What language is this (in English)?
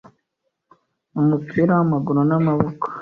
Kinyarwanda